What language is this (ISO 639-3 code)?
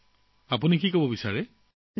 asm